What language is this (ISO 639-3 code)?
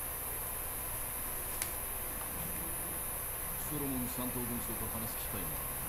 jpn